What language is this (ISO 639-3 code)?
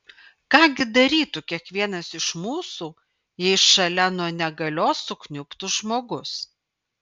lit